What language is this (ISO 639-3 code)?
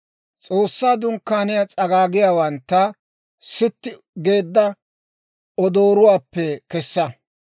dwr